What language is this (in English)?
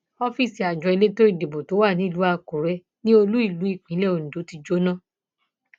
Yoruba